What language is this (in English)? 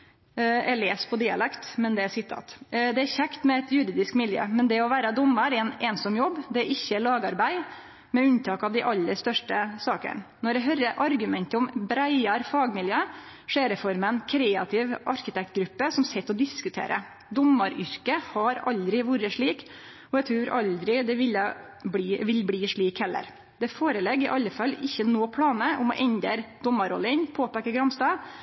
Norwegian Nynorsk